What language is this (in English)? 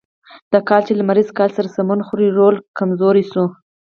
Pashto